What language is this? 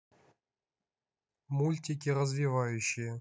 Russian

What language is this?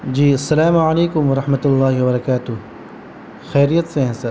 Urdu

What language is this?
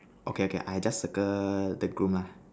English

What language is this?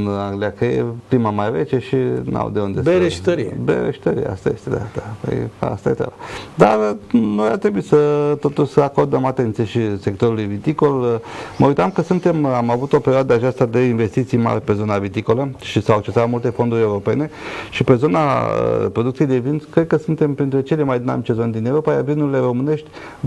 Romanian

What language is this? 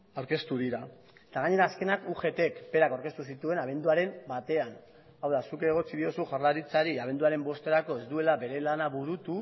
Basque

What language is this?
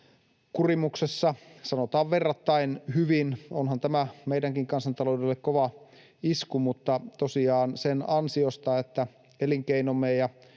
Finnish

